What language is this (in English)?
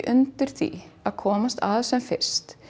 Icelandic